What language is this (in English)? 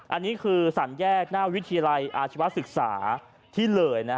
Thai